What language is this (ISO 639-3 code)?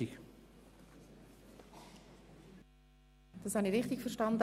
gsw